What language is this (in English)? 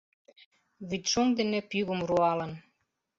Mari